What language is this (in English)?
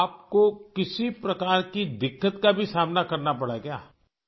Urdu